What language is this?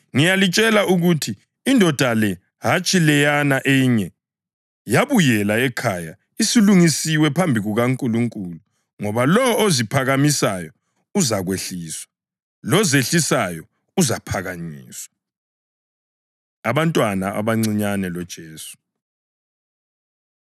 North Ndebele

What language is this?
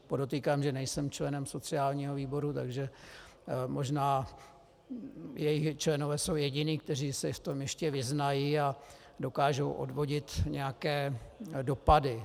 Czech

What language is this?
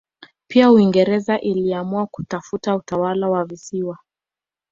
Swahili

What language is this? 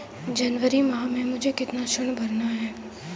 Hindi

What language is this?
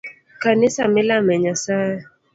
Luo (Kenya and Tanzania)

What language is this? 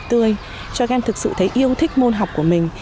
Vietnamese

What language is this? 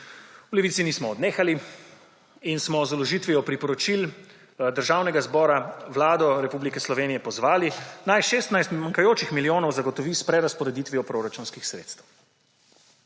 Slovenian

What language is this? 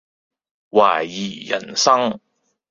Cantonese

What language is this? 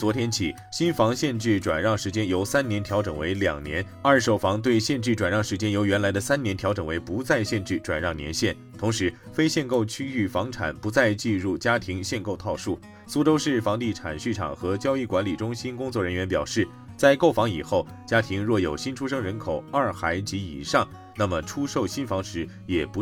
Chinese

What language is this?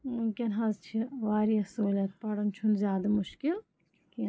Kashmiri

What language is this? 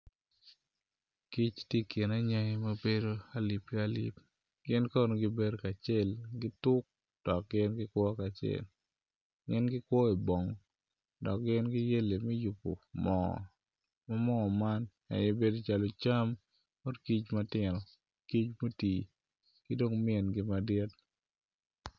Acoli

